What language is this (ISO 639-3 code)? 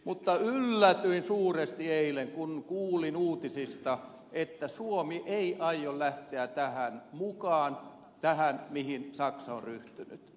fin